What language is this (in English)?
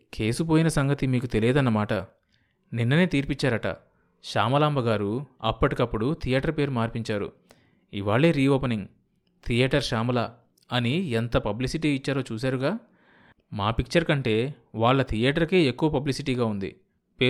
Telugu